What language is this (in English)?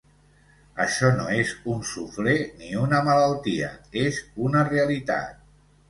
Catalan